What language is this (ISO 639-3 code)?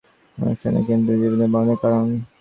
ben